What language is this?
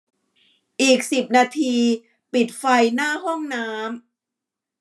Thai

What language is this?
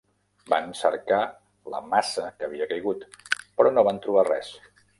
Catalan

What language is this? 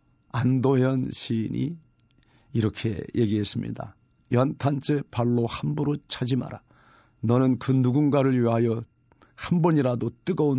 Korean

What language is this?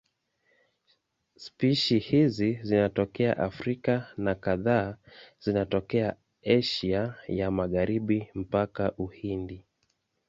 Swahili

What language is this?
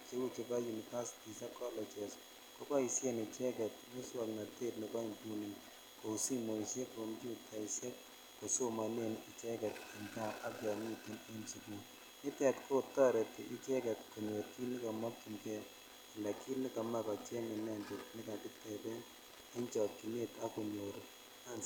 Kalenjin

